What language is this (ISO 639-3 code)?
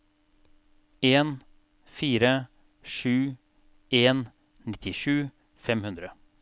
nor